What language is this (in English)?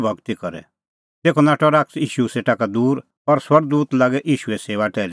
Kullu Pahari